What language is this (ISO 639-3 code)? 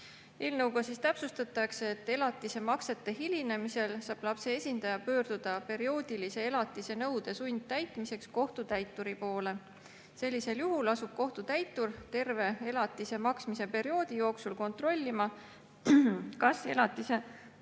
est